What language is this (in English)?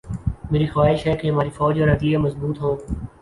Urdu